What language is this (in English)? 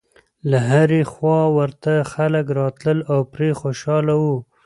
Pashto